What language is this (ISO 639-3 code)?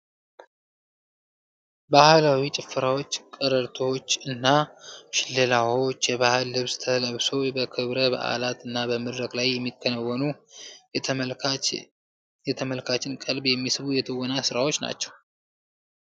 amh